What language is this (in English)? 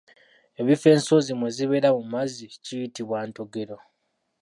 Ganda